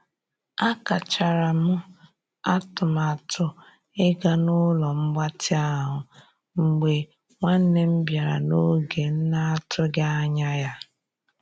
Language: Igbo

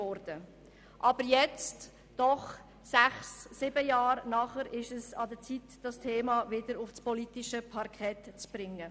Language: Swiss German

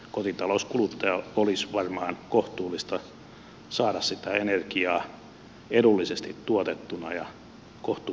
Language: Finnish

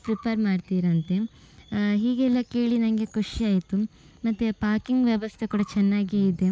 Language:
Kannada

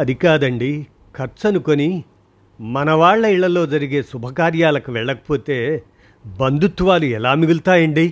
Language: Telugu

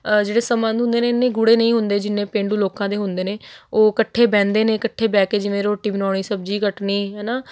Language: Punjabi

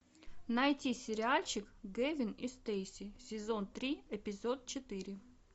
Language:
Russian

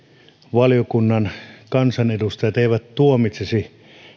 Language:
Finnish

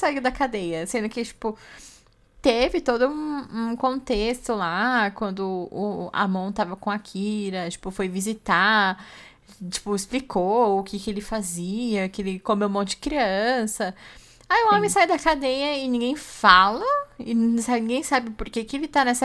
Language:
Portuguese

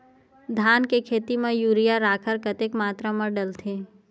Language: Chhattisgarhi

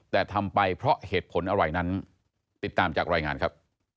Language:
Thai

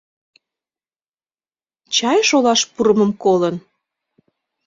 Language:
Mari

